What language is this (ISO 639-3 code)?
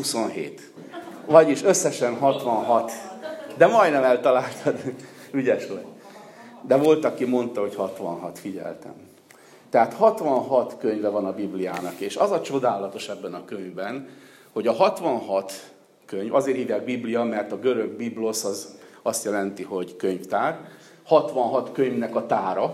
hun